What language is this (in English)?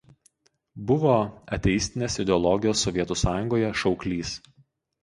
Lithuanian